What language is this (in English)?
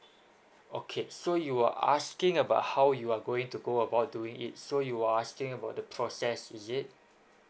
English